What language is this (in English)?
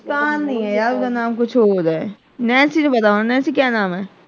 Punjabi